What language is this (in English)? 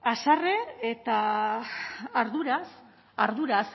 Basque